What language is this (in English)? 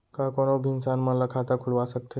Chhattisgarhi